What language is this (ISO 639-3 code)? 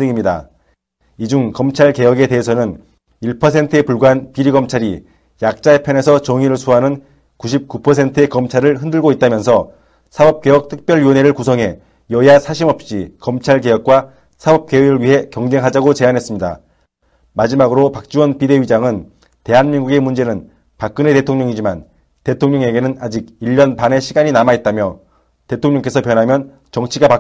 kor